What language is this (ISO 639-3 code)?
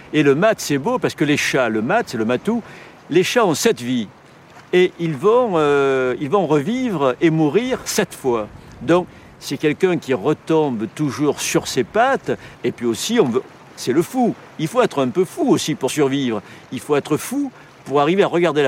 fra